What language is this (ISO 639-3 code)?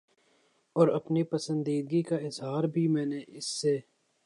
urd